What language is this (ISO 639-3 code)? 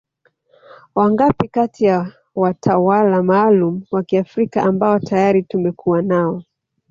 swa